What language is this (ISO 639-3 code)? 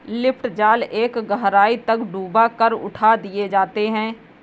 hin